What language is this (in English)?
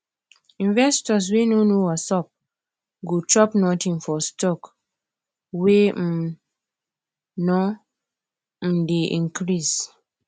Nigerian Pidgin